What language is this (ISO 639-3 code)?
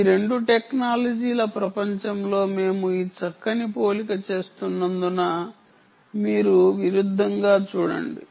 tel